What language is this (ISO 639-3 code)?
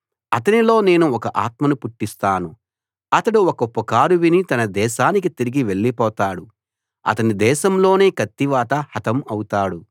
tel